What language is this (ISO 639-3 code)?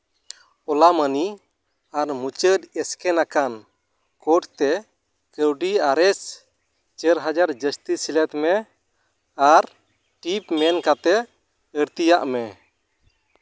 sat